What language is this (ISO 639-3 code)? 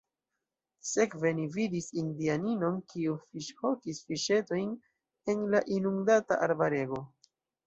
epo